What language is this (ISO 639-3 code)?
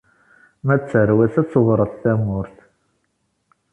kab